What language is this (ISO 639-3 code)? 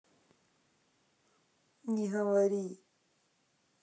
rus